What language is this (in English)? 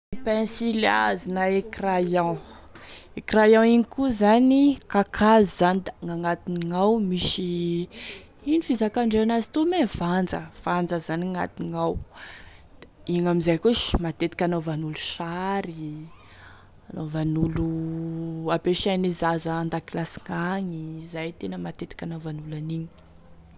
Tesaka Malagasy